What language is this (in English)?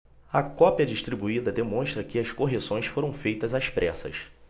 Portuguese